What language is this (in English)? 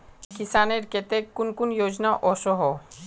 Magahi